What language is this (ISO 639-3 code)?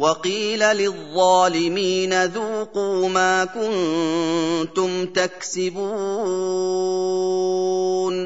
ara